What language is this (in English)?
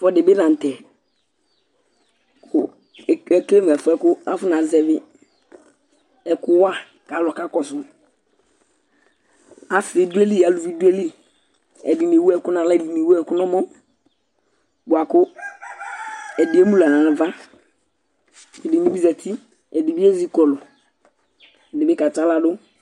Ikposo